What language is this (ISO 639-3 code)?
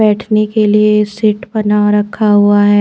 hin